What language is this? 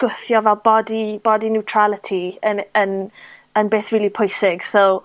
Welsh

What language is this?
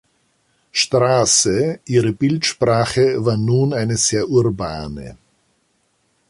German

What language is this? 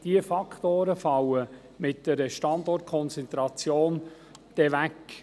Swiss German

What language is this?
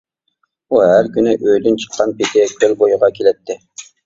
Uyghur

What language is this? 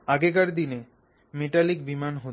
Bangla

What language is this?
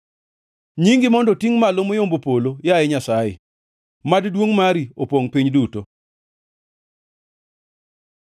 Luo (Kenya and Tanzania)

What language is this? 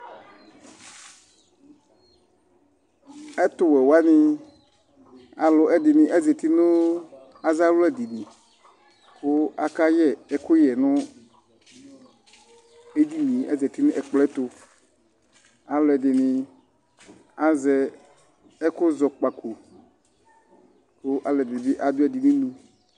Ikposo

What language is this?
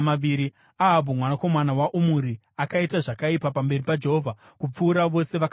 Shona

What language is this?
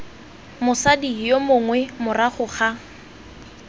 Tswana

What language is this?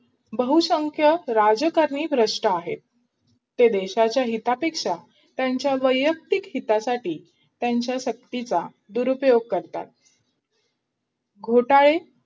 Marathi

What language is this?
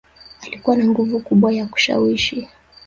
Swahili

